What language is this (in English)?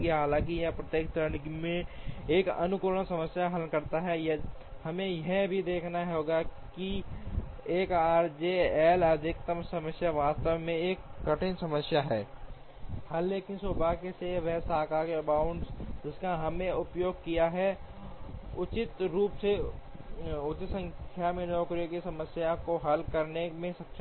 Hindi